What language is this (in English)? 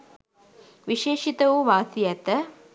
Sinhala